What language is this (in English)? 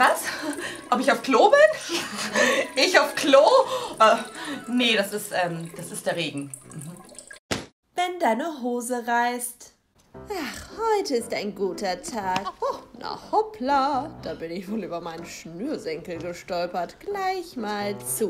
German